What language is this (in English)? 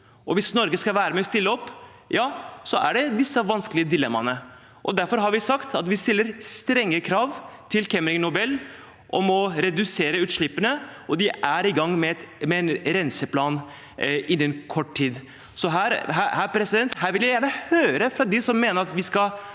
Norwegian